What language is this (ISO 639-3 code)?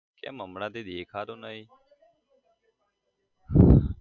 guj